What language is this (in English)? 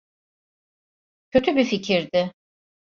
Turkish